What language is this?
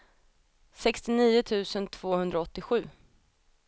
Swedish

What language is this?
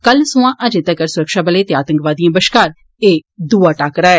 Dogri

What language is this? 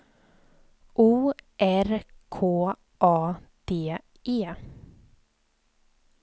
Swedish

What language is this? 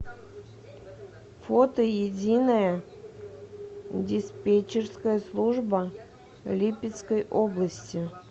Russian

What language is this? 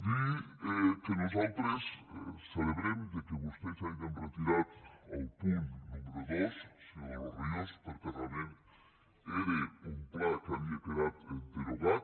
Catalan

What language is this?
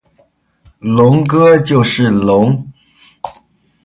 Chinese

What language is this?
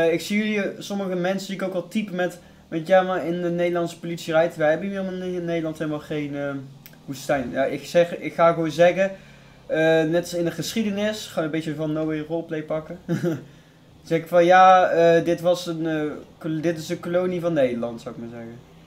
Dutch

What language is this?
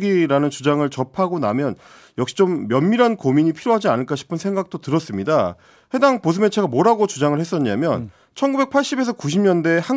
Korean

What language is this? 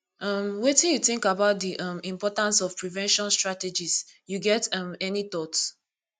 Nigerian Pidgin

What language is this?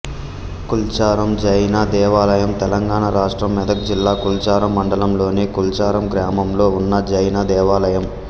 Telugu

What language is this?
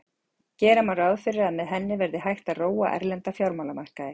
Icelandic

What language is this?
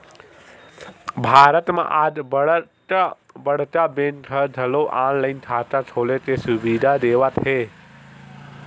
Chhattisgarhi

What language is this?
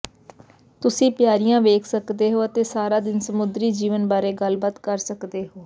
Punjabi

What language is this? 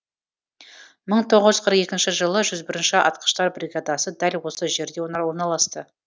Kazakh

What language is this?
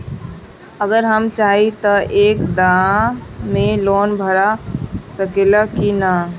Bhojpuri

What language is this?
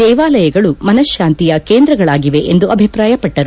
Kannada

